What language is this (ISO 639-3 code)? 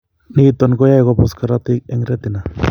kln